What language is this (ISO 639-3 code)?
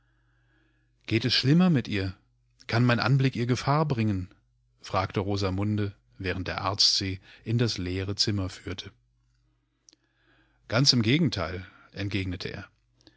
deu